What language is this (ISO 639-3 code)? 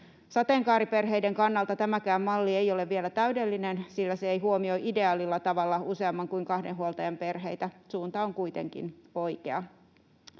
fin